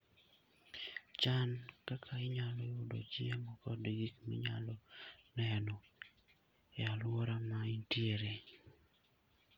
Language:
Luo (Kenya and Tanzania)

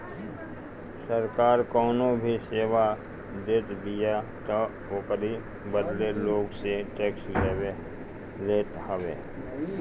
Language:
Bhojpuri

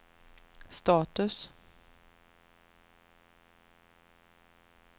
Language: Swedish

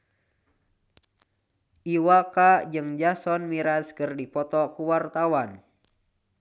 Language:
Sundanese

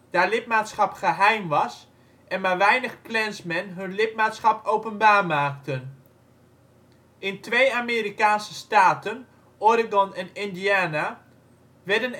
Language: Dutch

